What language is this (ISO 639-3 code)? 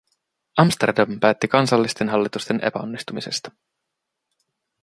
fin